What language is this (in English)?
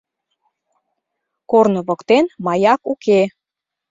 Mari